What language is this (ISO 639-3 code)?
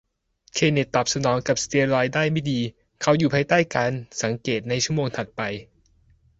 tha